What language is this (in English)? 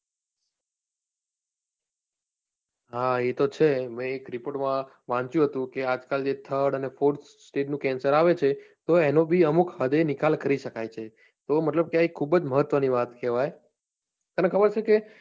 Gujarati